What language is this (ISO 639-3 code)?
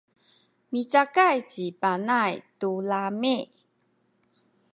szy